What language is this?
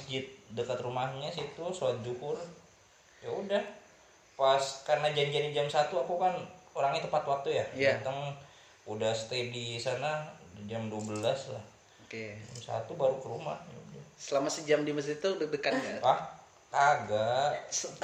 Indonesian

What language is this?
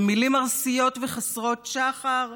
Hebrew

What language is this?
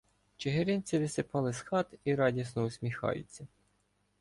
Ukrainian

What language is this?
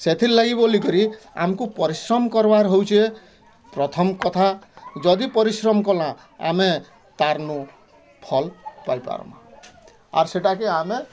Odia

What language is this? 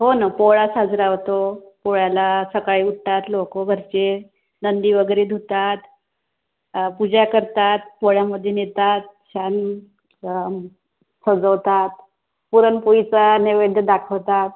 Marathi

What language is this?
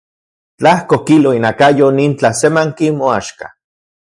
Central Puebla Nahuatl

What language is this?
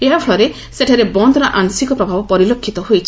Odia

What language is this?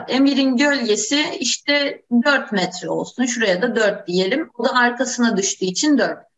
Turkish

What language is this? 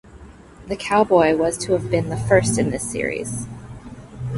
English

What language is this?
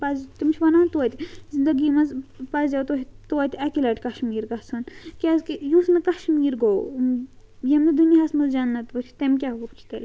Kashmiri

